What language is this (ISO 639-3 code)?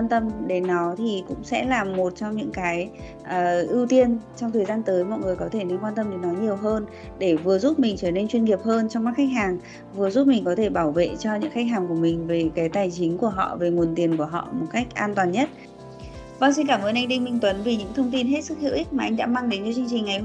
vie